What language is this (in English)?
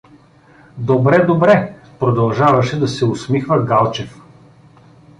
Bulgarian